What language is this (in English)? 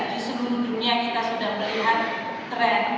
Indonesian